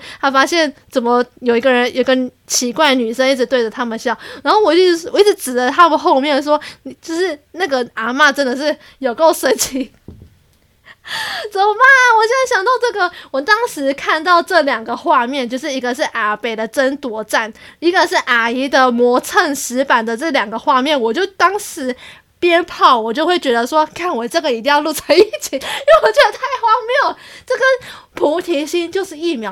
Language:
Chinese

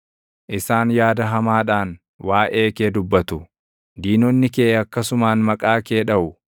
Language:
Oromo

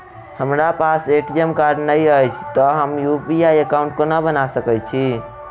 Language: Maithili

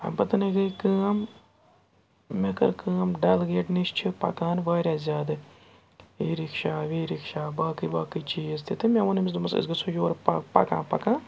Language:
Kashmiri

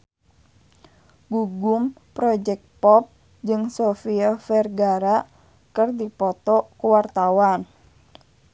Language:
Sundanese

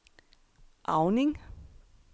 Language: Danish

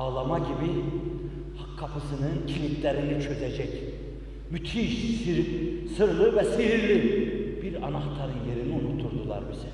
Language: Turkish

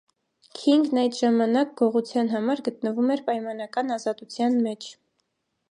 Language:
Armenian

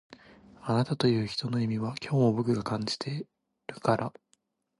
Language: Japanese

